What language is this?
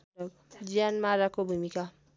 Nepali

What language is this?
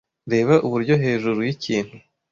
Kinyarwanda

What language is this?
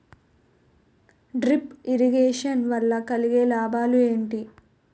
Telugu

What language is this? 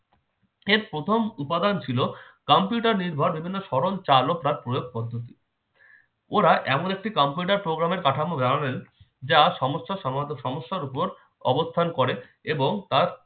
Bangla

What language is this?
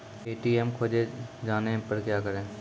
Maithili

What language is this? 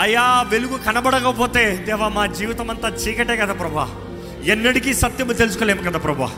Telugu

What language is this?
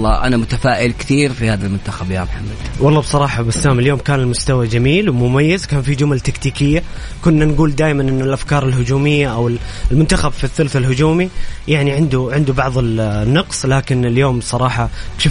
Arabic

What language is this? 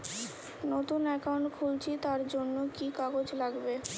Bangla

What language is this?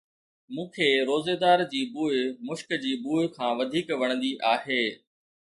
Sindhi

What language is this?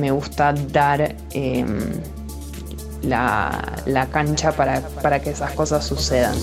Spanish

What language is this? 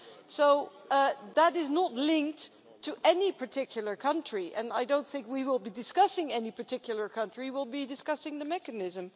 English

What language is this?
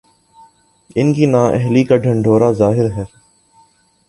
Urdu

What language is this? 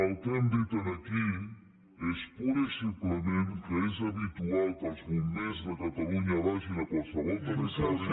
Catalan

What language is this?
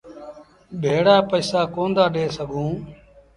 Sindhi Bhil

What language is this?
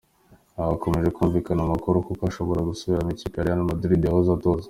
Kinyarwanda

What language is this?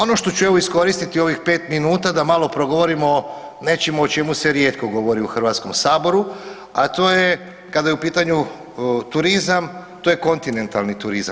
Croatian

